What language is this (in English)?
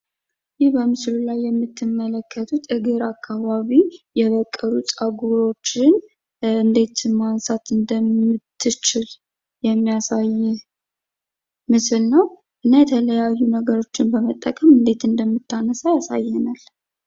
Amharic